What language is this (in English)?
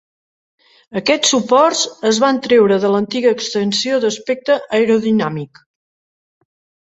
Catalan